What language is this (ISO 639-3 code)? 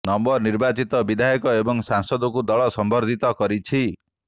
ori